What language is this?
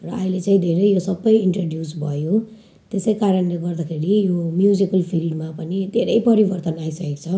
Nepali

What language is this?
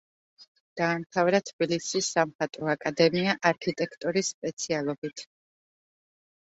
Georgian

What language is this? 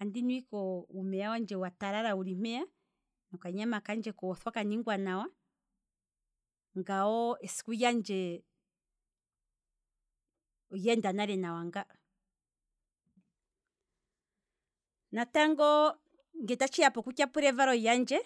Kwambi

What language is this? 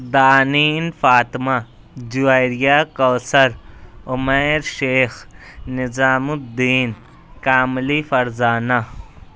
Urdu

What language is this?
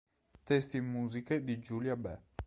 Italian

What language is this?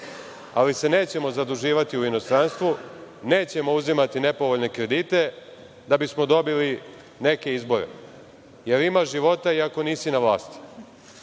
Serbian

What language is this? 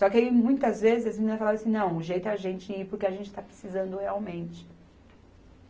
Portuguese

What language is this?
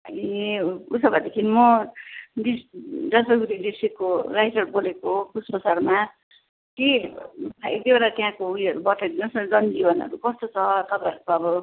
Nepali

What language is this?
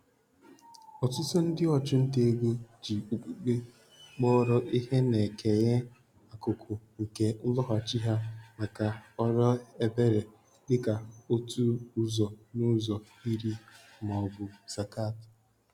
Igbo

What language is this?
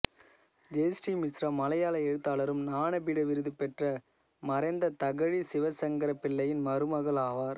Tamil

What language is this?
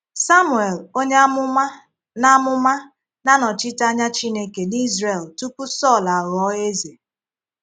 Igbo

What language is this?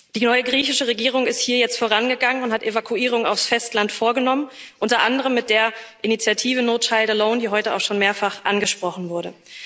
German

